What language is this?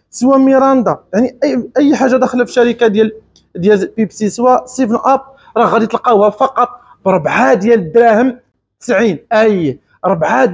Arabic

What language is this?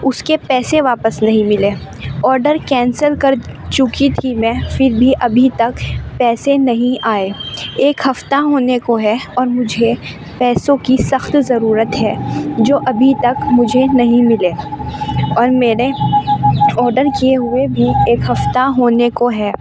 Urdu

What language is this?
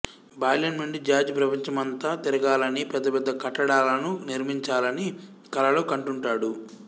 Telugu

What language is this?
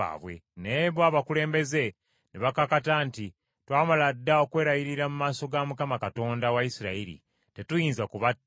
Ganda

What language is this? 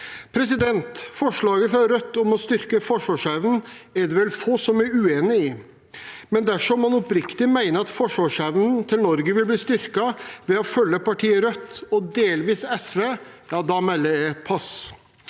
Norwegian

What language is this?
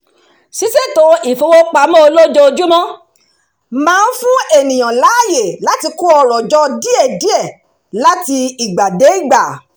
Yoruba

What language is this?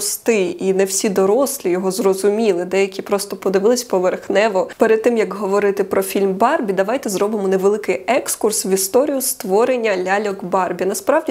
Ukrainian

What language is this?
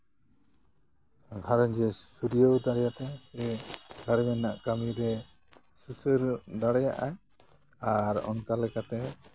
Santali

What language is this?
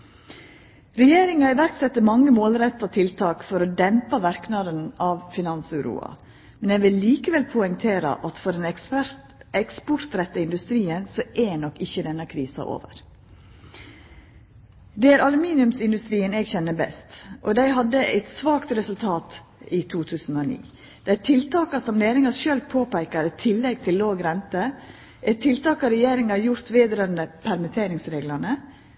Norwegian Nynorsk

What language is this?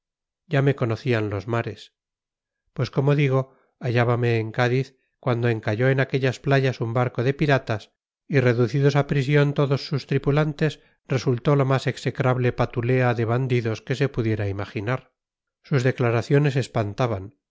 Spanish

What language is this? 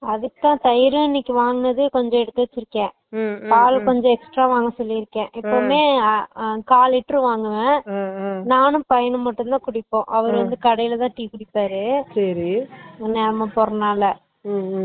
Tamil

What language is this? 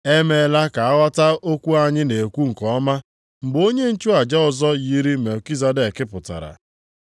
Igbo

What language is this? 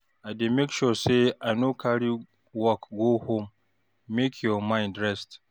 Nigerian Pidgin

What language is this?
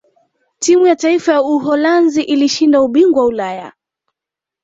Swahili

